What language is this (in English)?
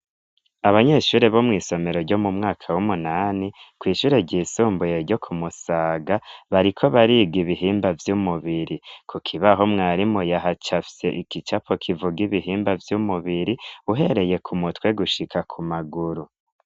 Rundi